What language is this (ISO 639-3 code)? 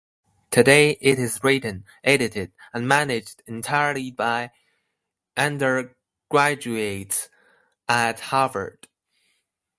eng